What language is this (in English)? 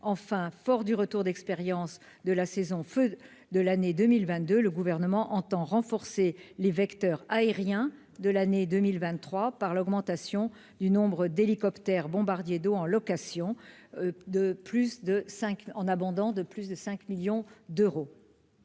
French